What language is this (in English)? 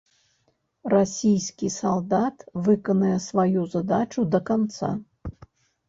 Belarusian